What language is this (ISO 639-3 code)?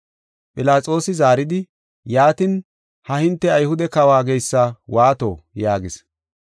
gof